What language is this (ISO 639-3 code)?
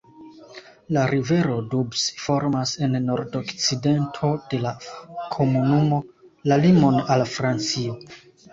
epo